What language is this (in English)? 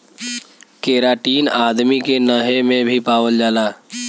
Bhojpuri